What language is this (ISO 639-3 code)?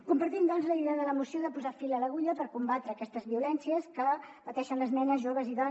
cat